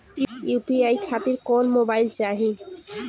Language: Bhojpuri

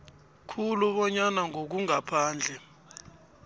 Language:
South Ndebele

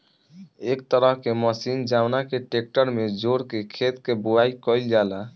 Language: Bhojpuri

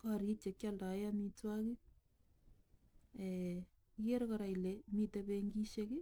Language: Kalenjin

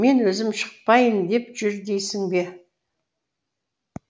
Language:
Kazakh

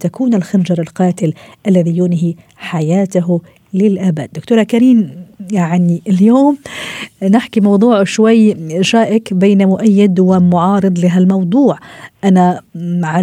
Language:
Arabic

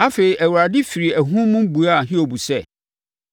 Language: Akan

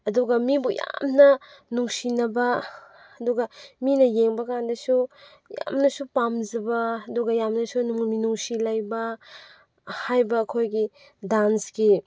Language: Manipuri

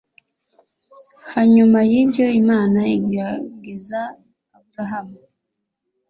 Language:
Kinyarwanda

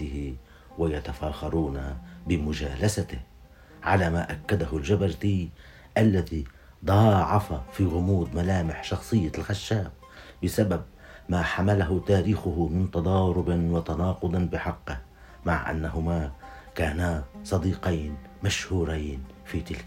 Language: Arabic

